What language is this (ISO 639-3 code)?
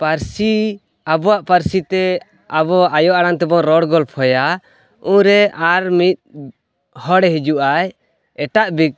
sat